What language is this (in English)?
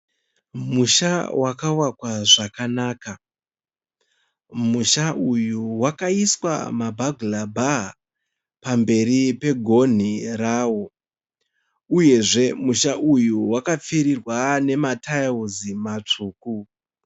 Shona